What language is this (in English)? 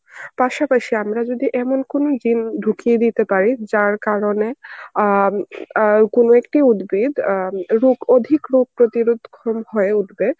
Bangla